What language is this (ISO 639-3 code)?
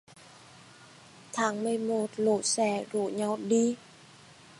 vie